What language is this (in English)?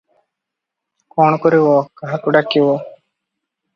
Odia